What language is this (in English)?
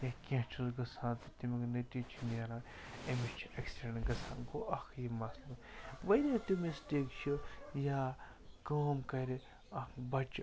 Kashmiri